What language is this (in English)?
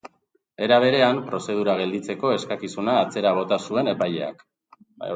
Basque